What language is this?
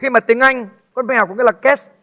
Vietnamese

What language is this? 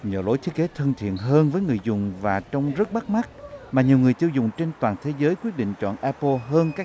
Vietnamese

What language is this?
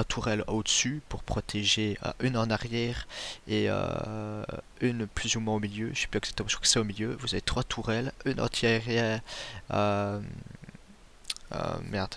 French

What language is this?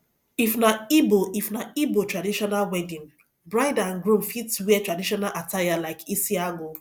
Nigerian Pidgin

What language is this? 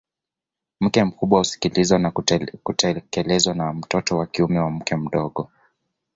Swahili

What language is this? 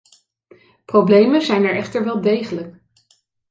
Dutch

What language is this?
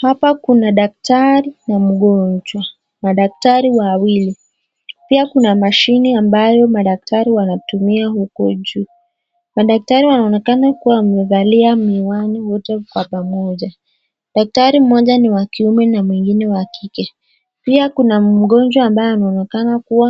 Swahili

